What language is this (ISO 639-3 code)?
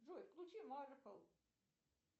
rus